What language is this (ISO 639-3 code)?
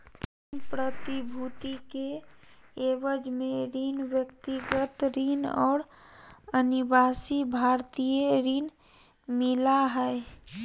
mag